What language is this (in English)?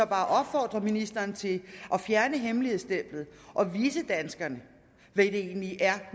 Danish